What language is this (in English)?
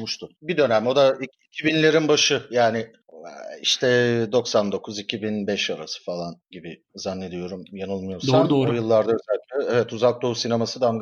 Turkish